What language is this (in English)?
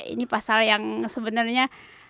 Indonesian